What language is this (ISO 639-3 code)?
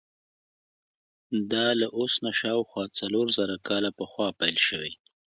pus